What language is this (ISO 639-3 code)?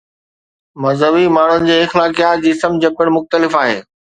snd